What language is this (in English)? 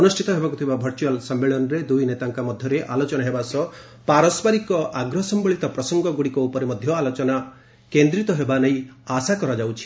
Odia